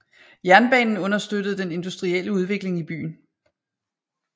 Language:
Danish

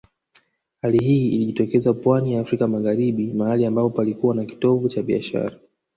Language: Swahili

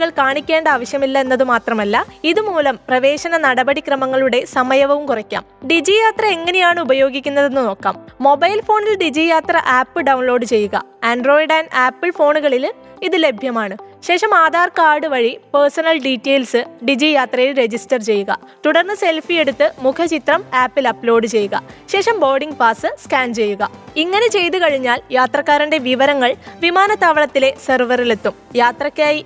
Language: Malayalam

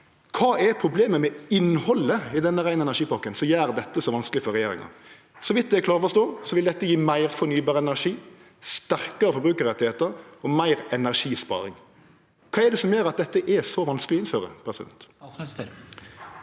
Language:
Norwegian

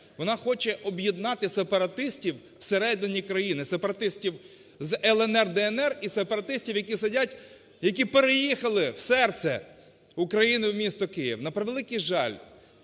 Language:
Ukrainian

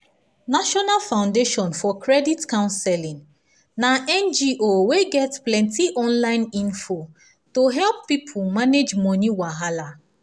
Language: Nigerian Pidgin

